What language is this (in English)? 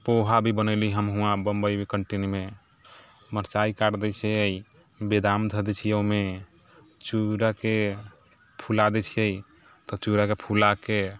Maithili